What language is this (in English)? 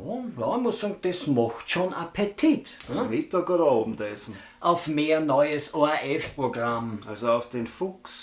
German